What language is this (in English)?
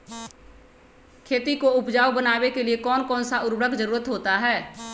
Magahi